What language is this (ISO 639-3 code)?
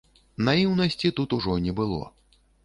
bel